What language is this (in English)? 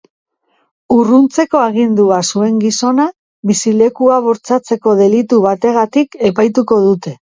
Basque